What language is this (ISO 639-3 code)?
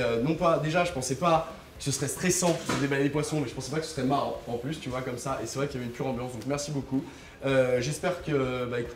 fra